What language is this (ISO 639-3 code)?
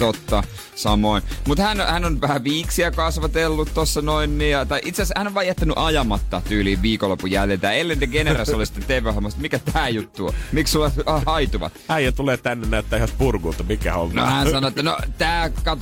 fin